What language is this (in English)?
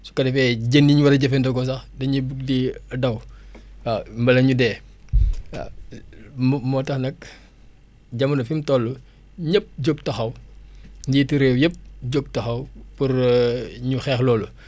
Wolof